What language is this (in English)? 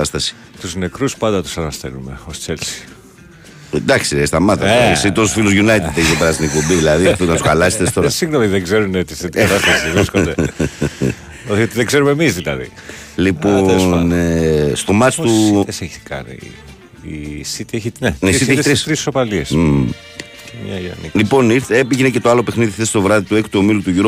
Greek